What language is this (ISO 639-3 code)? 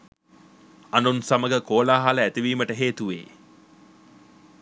sin